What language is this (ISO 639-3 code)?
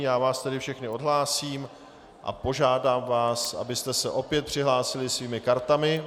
ces